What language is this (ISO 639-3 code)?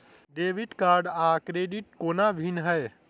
mai